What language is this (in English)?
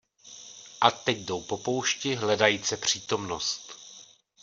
Czech